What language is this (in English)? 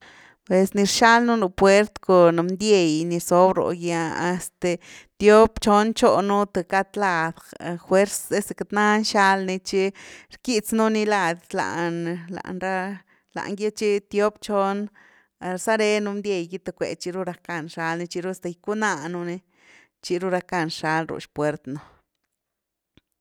Güilá Zapotec